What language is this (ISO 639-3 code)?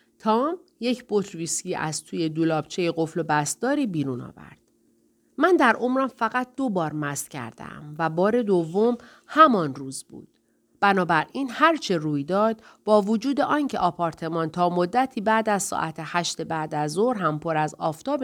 fas